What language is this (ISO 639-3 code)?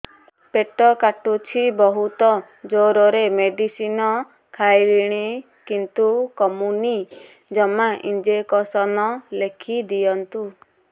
ori